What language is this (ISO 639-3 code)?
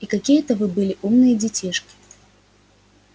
rus